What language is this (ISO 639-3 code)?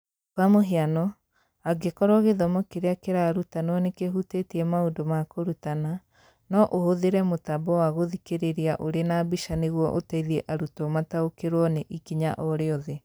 kik